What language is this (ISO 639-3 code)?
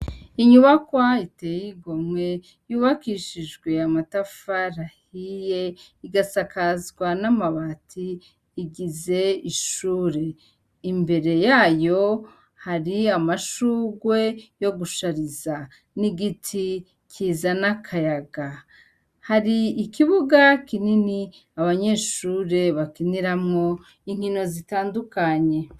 run